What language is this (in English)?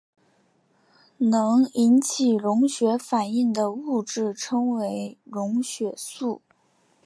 Chinese